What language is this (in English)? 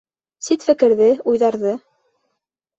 Bashkir